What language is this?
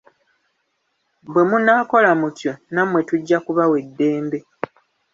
Ganda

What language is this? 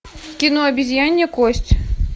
Russian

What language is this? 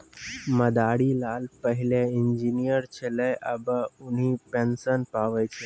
Maithili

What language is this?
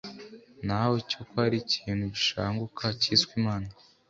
Kinyarwanda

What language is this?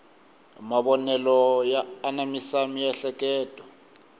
Tsonga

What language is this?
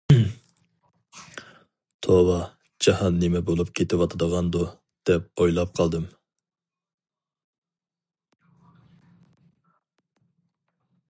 Uyghur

